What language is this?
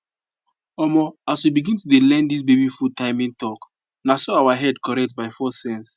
Nigerian Pidgin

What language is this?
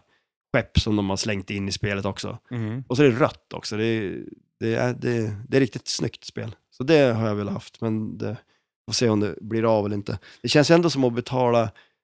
Swedish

